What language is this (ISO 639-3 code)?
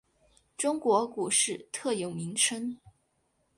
zho